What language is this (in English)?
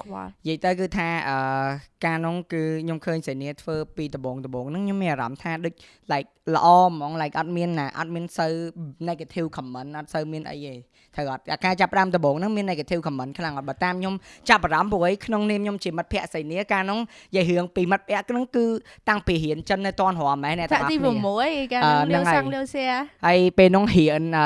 Vietnamese